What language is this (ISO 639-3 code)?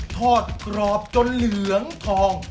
tha